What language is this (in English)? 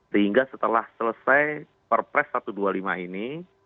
Indonesian